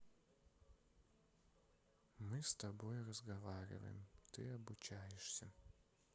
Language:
Russian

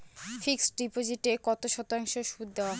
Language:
Bangla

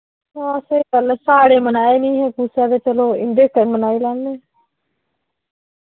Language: Dogri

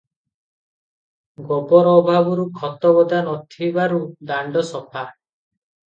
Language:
Odia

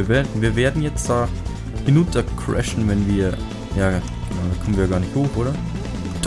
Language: German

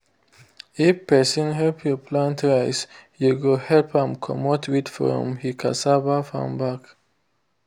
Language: Nigerian Pidgin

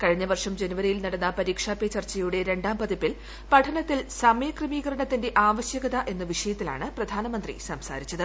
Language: Malayalam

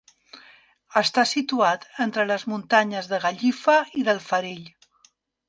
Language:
Catalan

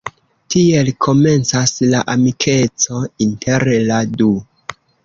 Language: Esperanto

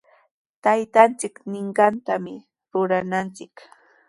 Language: Sihuas Ancash Quechua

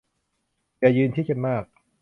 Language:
Thai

